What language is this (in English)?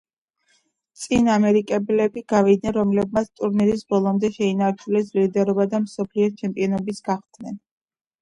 Georgian